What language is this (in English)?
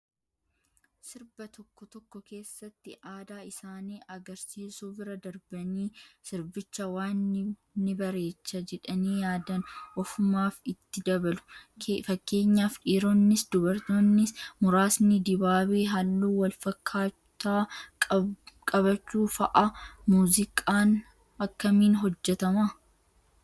Oromo